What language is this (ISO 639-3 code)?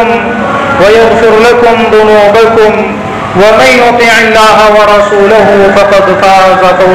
ara